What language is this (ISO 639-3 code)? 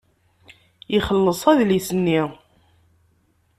kab